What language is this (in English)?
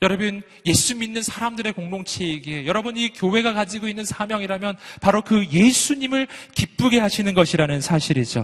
Korean